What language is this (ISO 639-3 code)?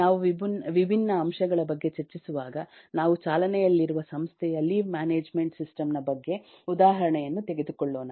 kan